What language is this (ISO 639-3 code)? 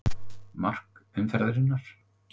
isl